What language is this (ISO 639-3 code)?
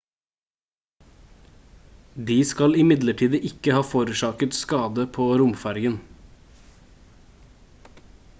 nob